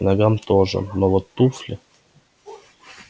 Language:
Russian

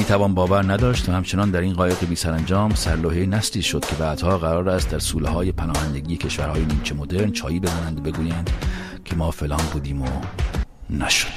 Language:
Persian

